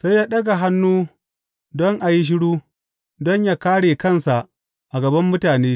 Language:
Hausa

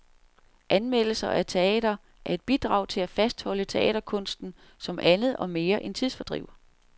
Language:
Danish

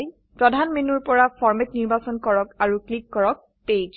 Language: Assamese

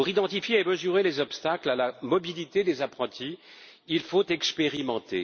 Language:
French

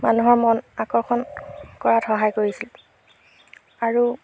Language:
Assamese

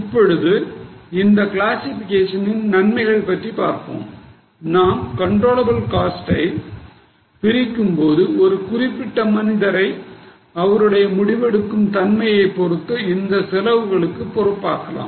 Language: Tamil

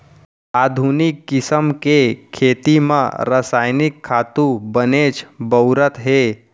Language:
Chhattisgarhi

